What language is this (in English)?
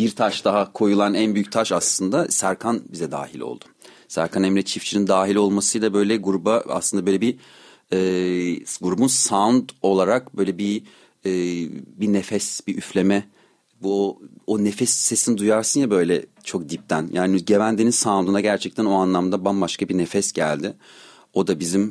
Turkish